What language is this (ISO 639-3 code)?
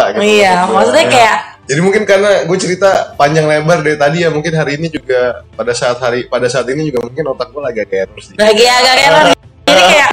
ind